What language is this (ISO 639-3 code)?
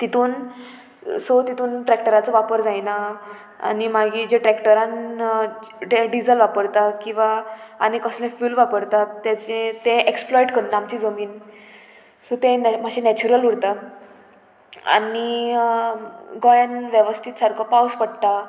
kok